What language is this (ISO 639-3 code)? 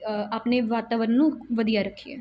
pan